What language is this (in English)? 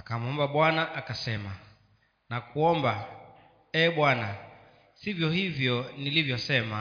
Swahili